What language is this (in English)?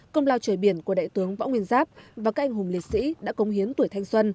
Vietnamese